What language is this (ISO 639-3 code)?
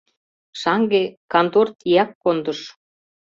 chm